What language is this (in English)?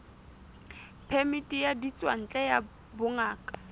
Southern Sotho